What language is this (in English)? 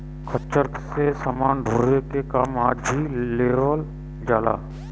Bhojpuri